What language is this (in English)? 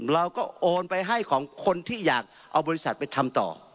Thai